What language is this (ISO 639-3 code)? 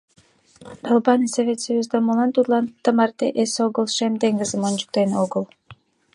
chm